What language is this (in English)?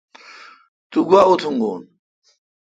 Kalkoti